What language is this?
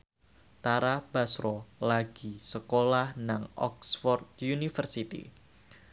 Javanese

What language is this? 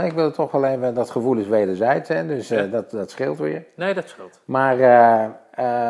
Dutch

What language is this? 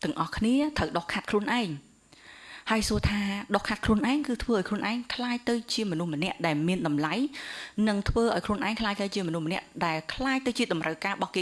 Vietnamese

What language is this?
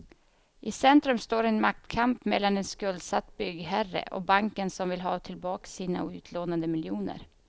Swedish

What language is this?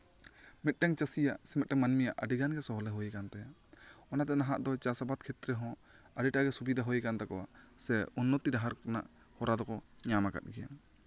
Santali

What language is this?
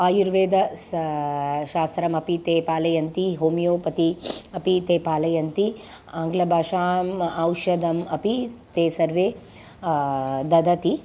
Sanskrit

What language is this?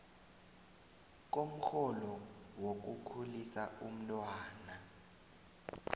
South Ndebele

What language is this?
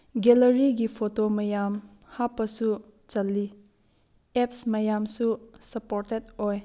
Manipuri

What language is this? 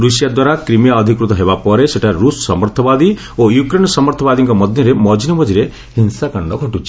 Odia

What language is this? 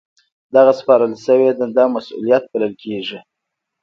Pashto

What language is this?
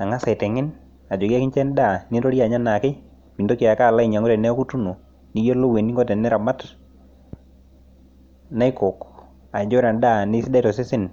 Masai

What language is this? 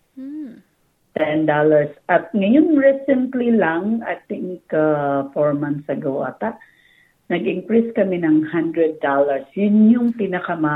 Filipino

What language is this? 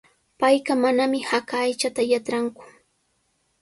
Sihuas Ancash Quechua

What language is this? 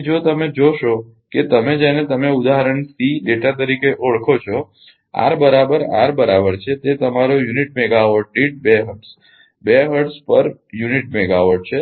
Gujarati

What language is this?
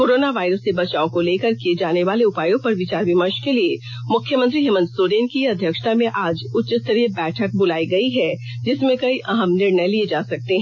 Hindi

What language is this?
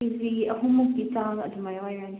Manipuri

